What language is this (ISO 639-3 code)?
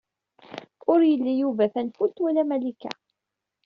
kab